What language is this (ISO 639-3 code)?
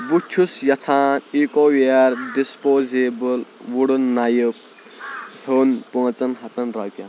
kas